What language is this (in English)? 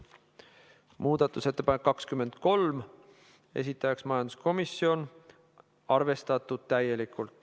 Estonian